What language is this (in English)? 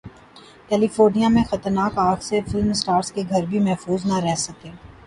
Urdu